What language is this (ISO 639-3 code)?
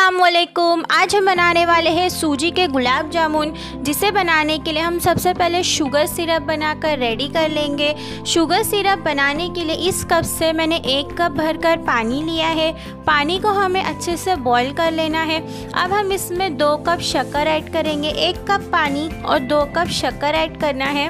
hin